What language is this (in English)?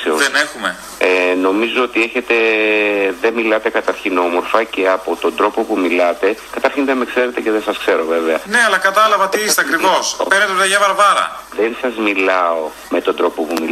Greek